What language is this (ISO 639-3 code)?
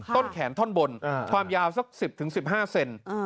tha